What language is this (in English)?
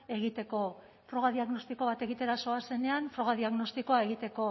Basque